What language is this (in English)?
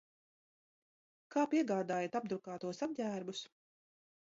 Latvian